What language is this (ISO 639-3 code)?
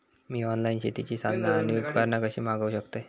mar